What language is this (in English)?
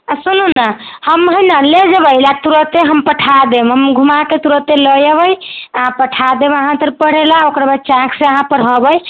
Maithili